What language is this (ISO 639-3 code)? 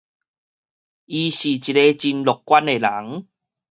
nan